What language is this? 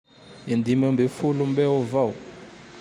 Tandroy-Mahafaly Malagasy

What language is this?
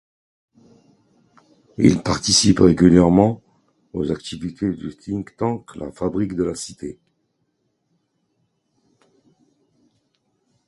French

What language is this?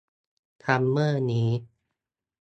Thai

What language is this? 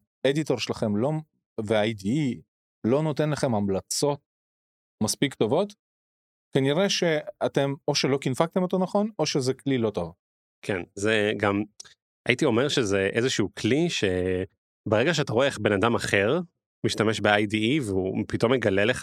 Hebrew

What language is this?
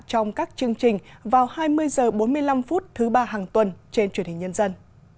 Vietnamese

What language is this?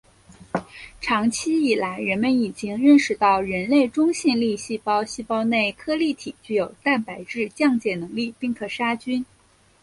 Chinese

